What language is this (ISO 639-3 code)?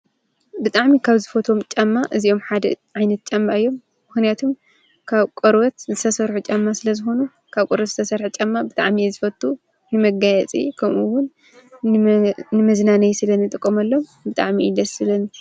tir